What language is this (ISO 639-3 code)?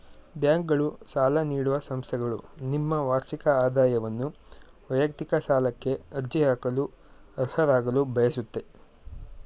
kan